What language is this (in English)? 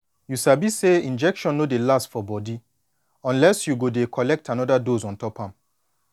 Nigerian Pidgin